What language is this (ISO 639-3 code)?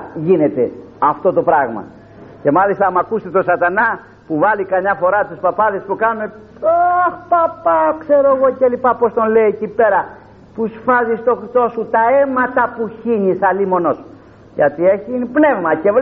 ell